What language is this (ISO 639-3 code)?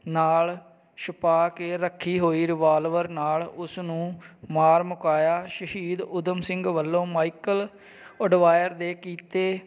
pan